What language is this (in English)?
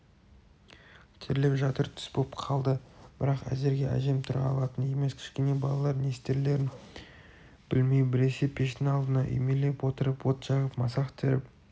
Kazakh